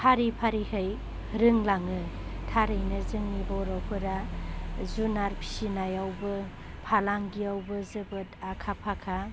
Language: Bodo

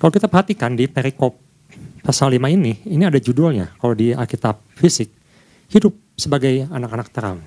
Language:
Indonesian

